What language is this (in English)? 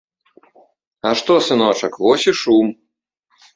Belarusian